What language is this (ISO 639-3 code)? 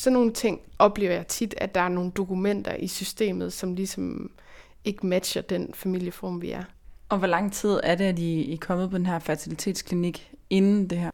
dan